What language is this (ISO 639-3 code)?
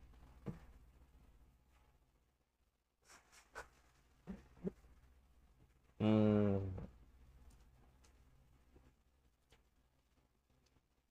ind